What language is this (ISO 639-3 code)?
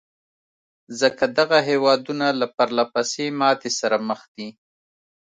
pus